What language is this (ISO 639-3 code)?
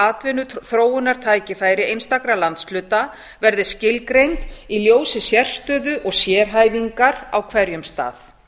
isl